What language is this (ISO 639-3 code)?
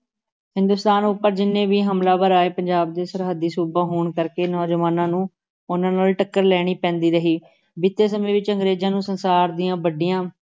pan